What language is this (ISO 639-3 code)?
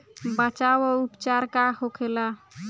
bho